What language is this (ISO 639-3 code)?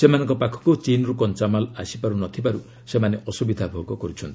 ori